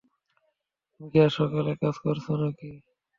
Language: Bangla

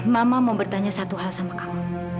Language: Indonesian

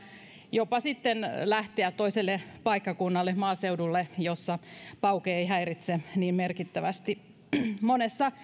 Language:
Finnish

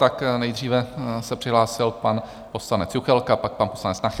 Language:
Czech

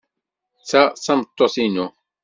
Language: Kabyle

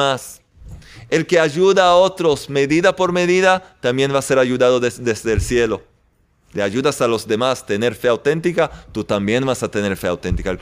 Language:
Spanish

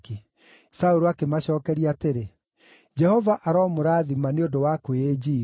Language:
Kikuyu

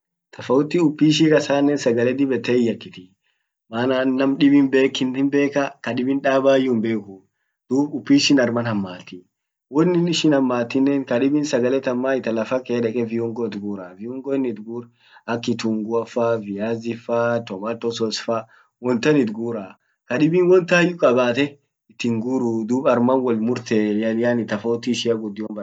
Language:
Orma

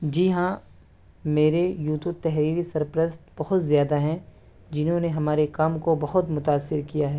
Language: Urdu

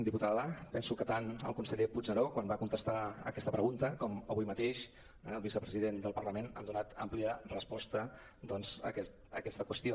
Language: Catalan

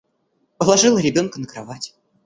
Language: Russian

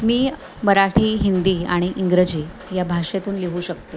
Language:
Marathi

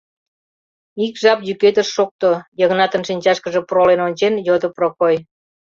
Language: Mari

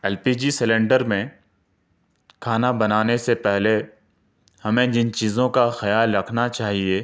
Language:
Urdu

